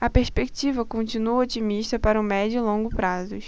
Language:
Portuguese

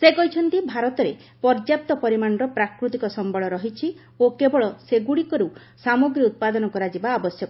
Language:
Odia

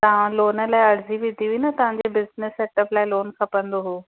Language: Sindhi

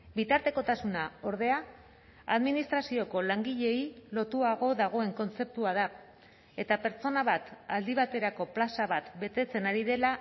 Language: Basque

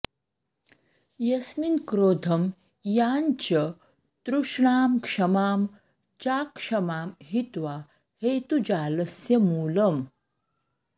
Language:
Sanskrit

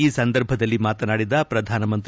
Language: Kannada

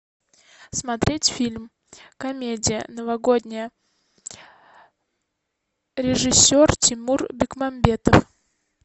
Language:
Russian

